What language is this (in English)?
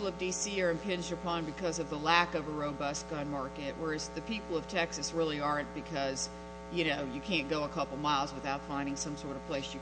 English